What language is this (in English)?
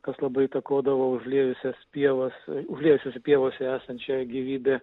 Lithuanian